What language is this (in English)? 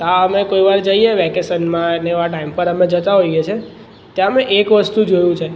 Gujarati